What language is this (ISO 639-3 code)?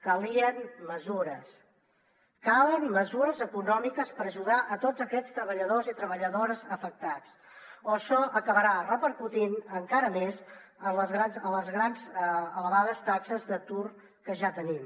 cat